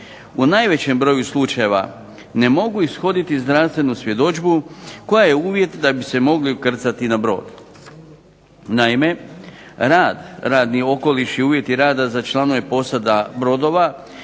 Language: Croatian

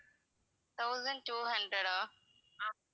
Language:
Tamil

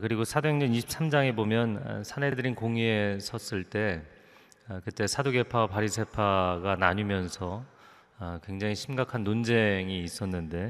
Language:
Korean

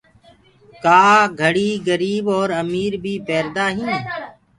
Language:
Gurgula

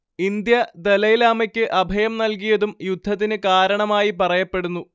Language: Malayalam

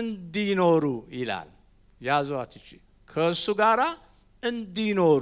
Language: Arabic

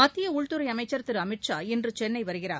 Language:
Tamil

